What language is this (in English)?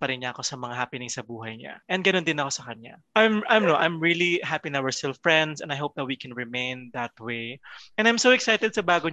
Filipino